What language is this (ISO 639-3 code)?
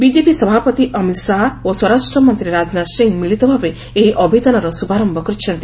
ori